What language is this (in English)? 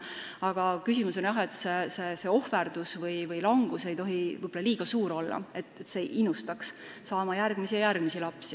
Estonian